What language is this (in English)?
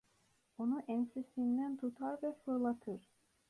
Turkish